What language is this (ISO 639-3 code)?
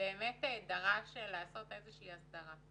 heb